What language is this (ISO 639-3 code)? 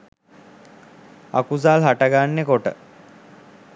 sin